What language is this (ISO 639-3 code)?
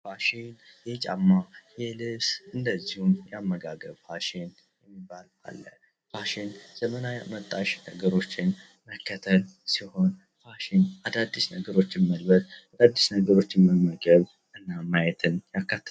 amh